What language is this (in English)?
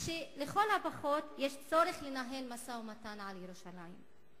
Hebrew